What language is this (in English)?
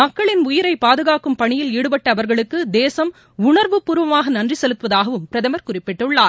Tamil